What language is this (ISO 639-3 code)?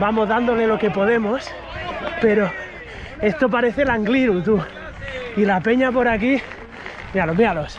spa